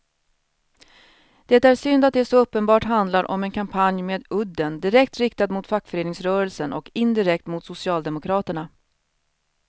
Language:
Swedish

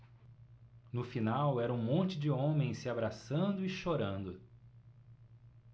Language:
Portuguese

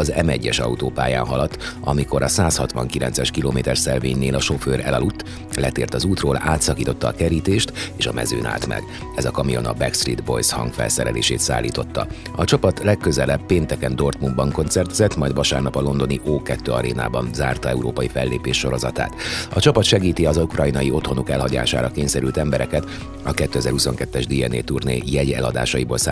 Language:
Hungarian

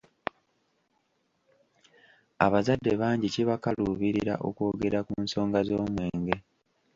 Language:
Ganda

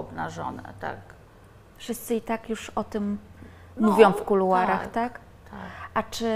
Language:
Polish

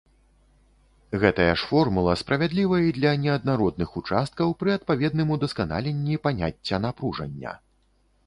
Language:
Belarusian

